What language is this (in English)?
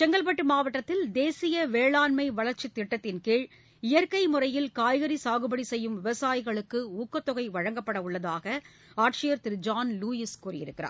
Tamil